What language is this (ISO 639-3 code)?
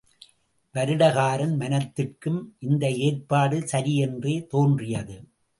tam